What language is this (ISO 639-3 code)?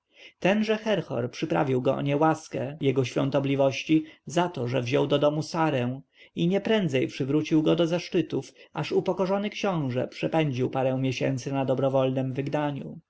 pol